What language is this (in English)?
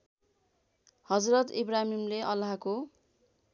Nepali